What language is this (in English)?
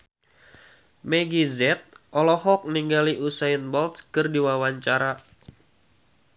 Sundanese